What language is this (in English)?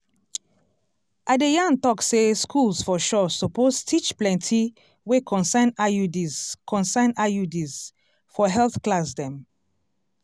Nigerian Pidgin